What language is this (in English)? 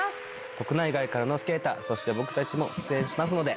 Japanese